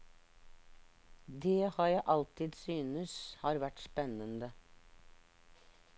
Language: Norwegian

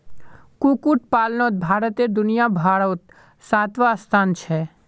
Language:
Magahi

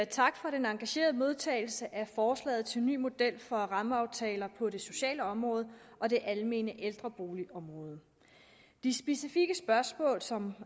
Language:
Danish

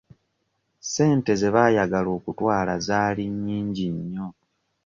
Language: Ganda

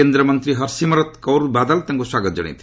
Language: Odia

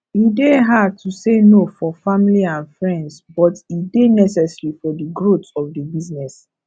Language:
Nigerian Pidgin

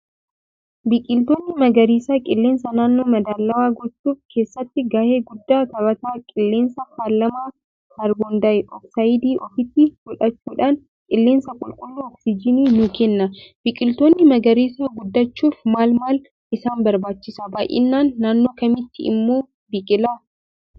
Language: Oromo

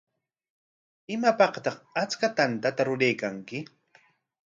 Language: Corongo Ancash Quechua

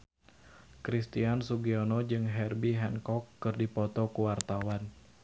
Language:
Sundanese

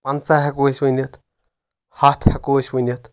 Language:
Kashmiri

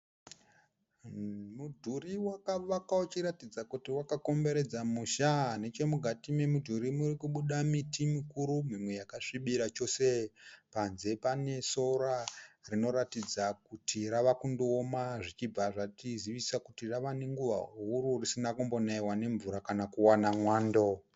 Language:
Shona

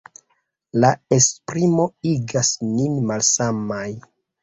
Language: Esperanto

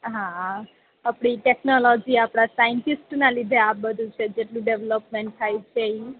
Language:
Gujarati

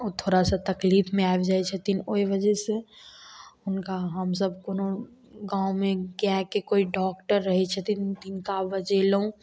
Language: Maithili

